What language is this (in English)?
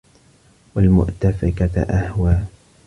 Arabic